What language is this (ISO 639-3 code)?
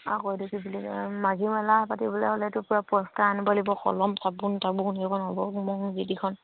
asm